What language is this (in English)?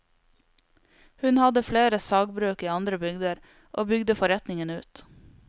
Norwegian